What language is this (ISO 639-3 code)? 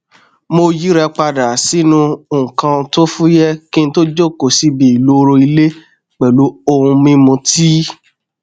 yor